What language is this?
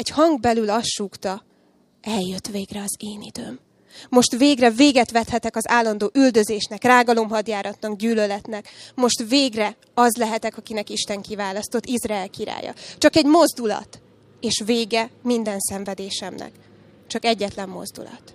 Hungarian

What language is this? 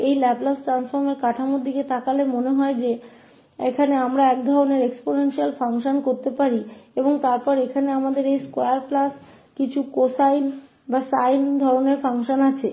Hindi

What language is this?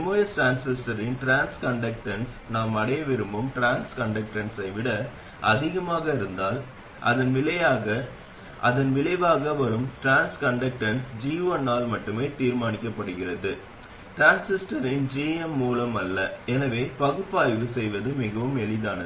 Tamil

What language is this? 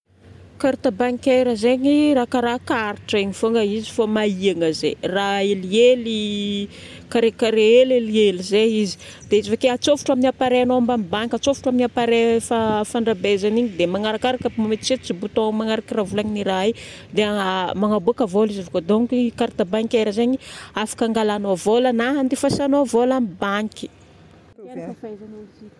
Northern Betsimisaraka Malagasy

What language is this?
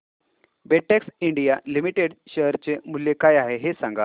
Marathi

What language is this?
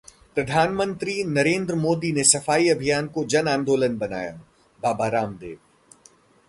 Hindi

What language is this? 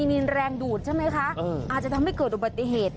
Thai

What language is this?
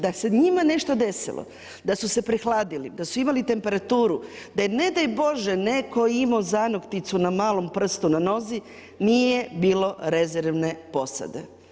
Croatian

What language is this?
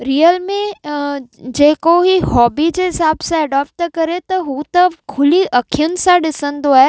Sindhi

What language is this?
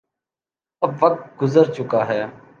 Urdu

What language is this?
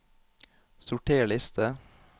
Norwegian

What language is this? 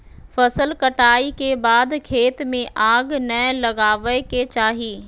Magahi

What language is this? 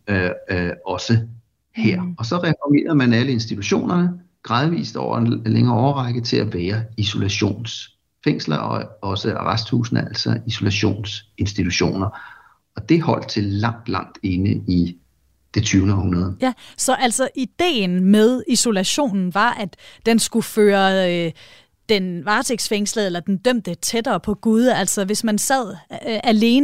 Danish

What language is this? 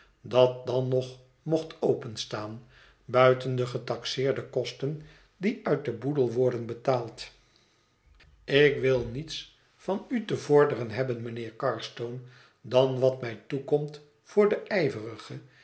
Dutch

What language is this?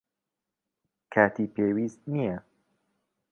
Central Kurdish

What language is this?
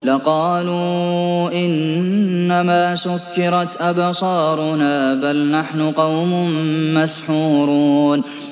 Arabic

